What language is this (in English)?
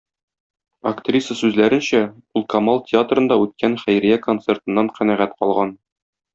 Tatar